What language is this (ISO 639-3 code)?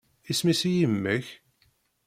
kab